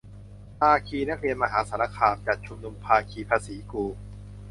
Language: Thai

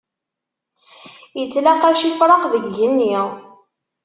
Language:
Kabyle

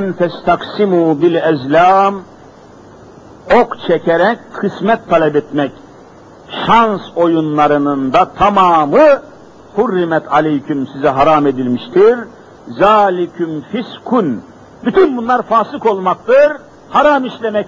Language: Turkish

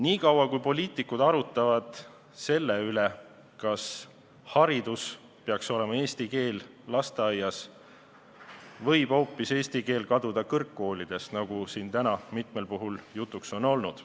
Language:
Estonian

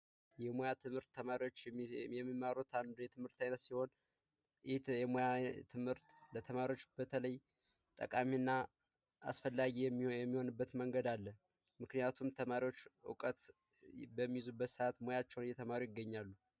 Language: Amharic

